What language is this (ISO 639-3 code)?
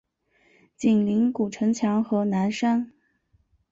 zho